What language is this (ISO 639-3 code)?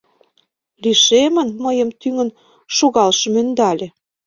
chm